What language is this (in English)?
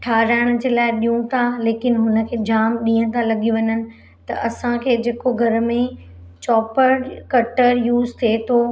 Sindhi